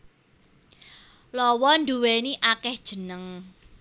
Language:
Javanese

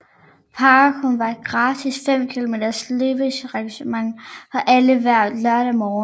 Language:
Danish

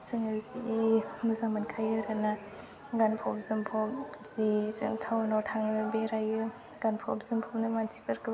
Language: Bodo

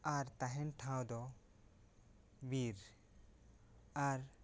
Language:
Santali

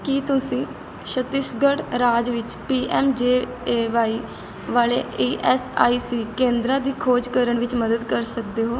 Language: Punjabi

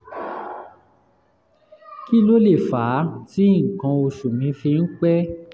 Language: Yoruba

